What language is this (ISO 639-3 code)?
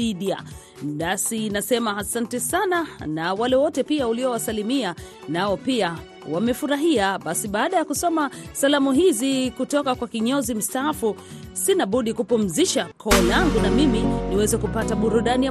swa